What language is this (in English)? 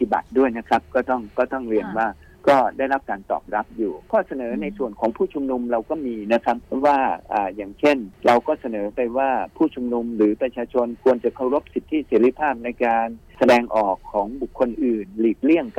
Thai